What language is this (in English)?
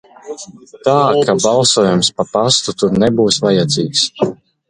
Latvian